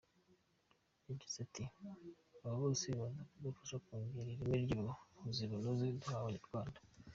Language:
Kinyarwanda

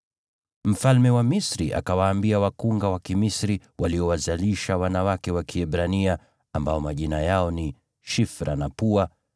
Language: Swahili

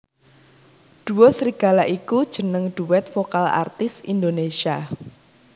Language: Javanese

